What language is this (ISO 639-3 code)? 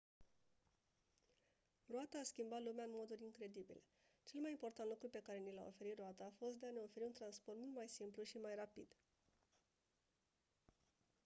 ron